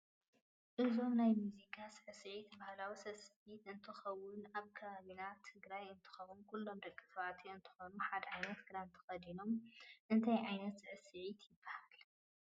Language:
Tigrinya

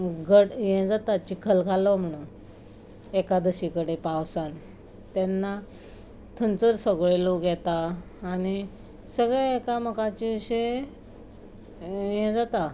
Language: Konkani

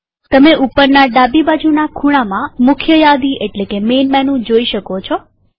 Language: Gujarati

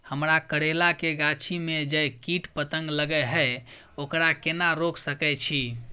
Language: Maithili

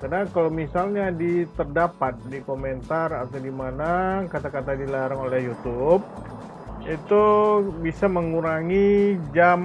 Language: Indonesian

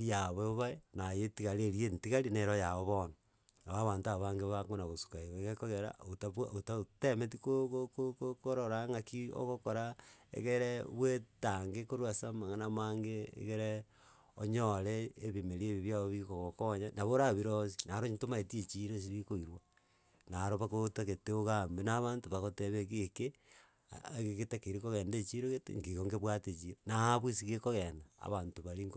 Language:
Gusii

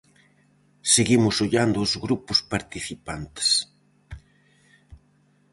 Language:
Galician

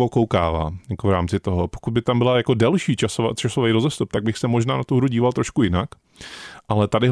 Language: Czech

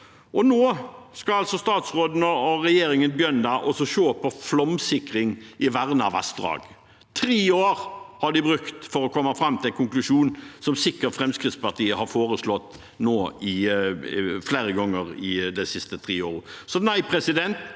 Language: Norwegian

